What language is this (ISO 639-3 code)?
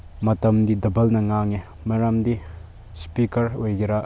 mni